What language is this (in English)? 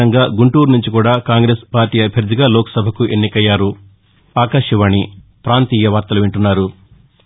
Telugu